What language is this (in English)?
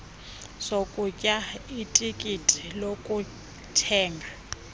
Xhosa